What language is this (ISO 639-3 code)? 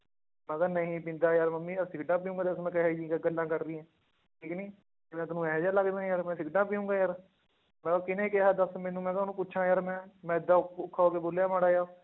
pan